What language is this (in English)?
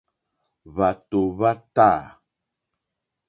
Mokpwe